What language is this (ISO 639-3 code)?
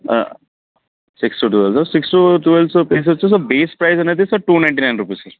tel